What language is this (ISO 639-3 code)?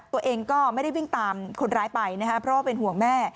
tha